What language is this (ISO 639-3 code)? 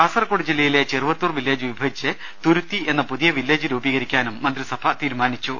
mal